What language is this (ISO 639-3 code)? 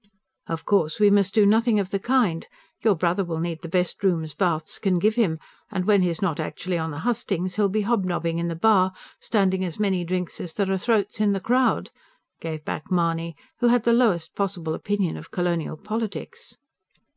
eng